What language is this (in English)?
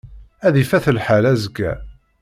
Kabyle